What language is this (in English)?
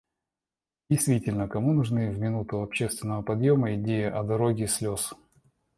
Russian